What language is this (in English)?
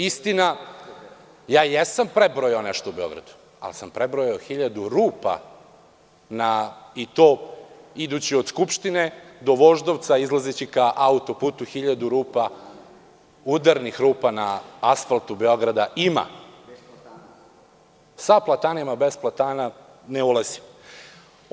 Serbian